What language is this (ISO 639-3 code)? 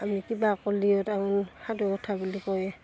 asm